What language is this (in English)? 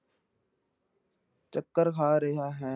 Punjabi